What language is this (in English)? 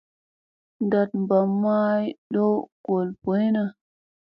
Musey